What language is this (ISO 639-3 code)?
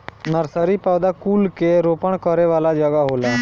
bho